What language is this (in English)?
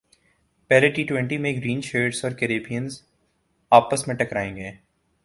Urdu